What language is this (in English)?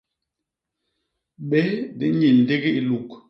Basaa